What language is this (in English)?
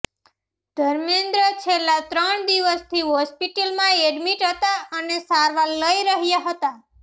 Gujarati